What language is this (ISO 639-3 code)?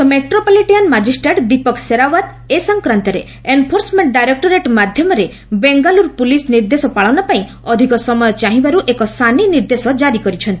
ori